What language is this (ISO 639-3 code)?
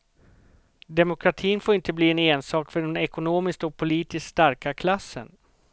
swe